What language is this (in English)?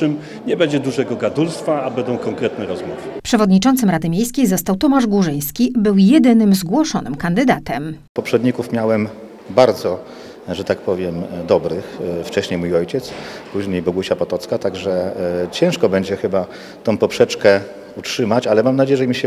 Polish